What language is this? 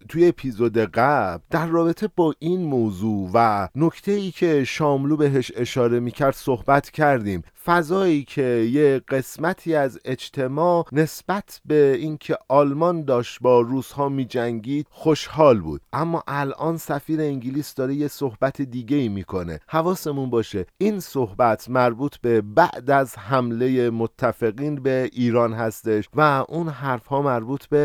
Persian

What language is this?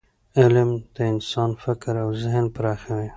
Pashto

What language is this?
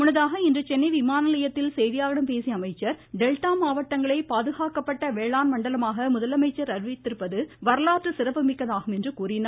Tamil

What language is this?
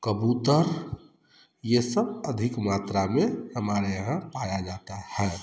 Hindi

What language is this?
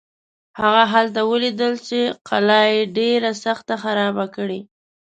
Pashto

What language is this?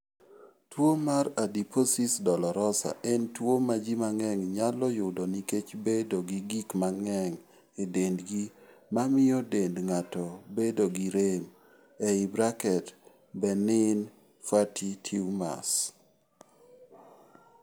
Luo (Kenya and Tanzania)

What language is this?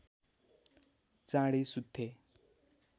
Nepali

